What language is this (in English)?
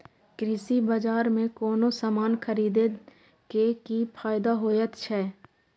Maithili